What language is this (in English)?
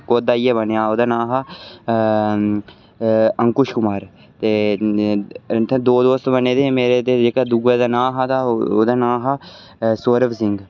Dogri